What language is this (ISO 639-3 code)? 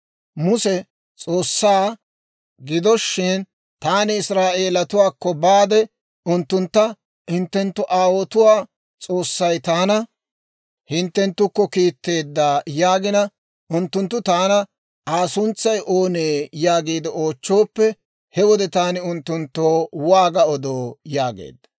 dwr